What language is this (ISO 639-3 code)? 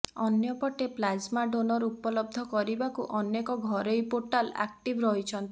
ori